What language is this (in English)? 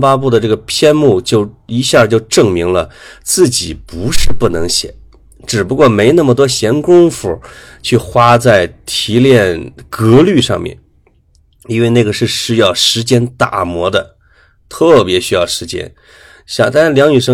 Chinese